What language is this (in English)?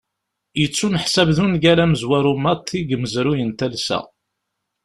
Kabyle